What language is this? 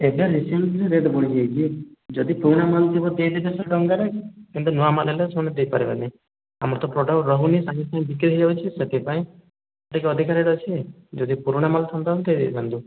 Odia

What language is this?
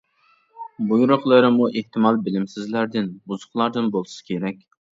Uyghur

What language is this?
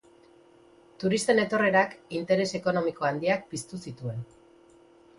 Basque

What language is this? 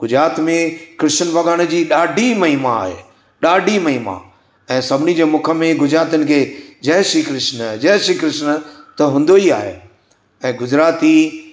Sindhi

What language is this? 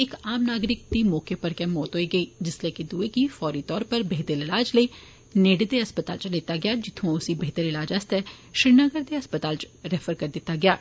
Dogri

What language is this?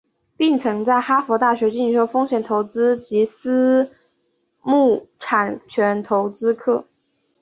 Chinese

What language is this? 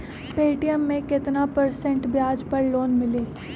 Magahi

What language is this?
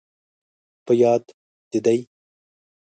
Pashto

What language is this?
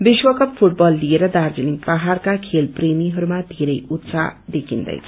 Nepali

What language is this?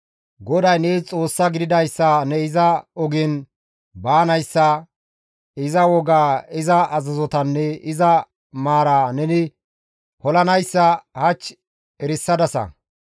Gamo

